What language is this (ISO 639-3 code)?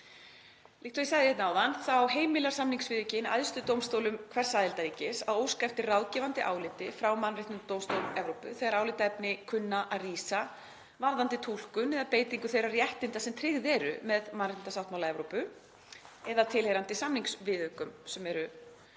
isl